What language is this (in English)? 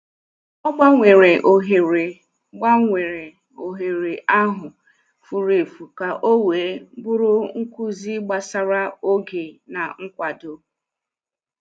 Igbo